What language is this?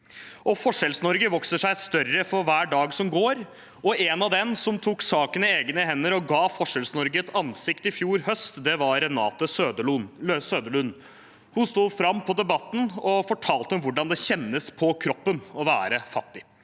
Norwegian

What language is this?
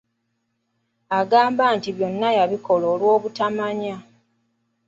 Ganda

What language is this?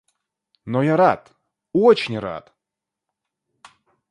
Russian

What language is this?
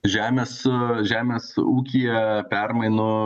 Lithuanian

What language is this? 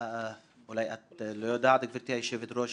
Hebrew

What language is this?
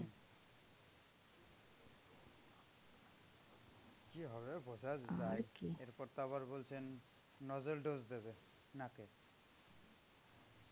Bangla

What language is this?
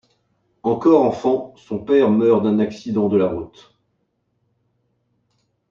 French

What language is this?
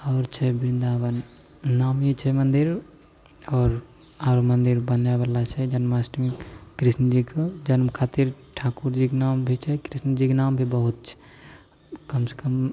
Maithili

